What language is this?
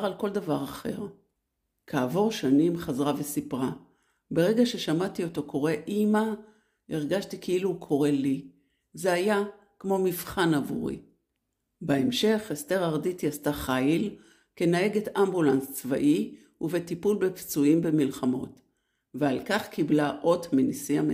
Hebrew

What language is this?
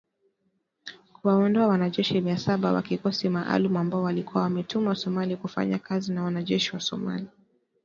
Swahili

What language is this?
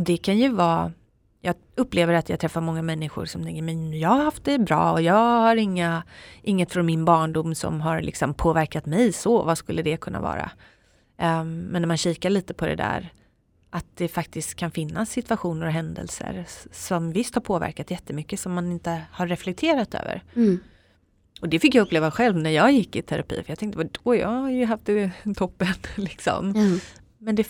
Swedish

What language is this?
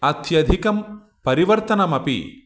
Sanskrit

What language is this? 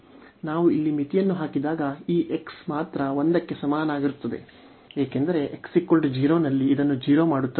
Kannada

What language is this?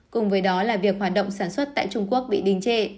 Vietnamese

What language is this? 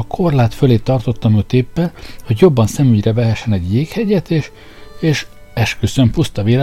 Hungarian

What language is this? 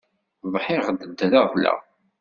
Kabyle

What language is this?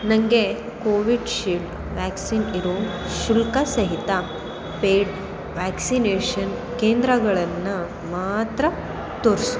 Kannada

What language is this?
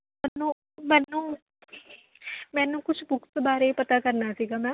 Punjabi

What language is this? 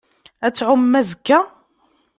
Kabyle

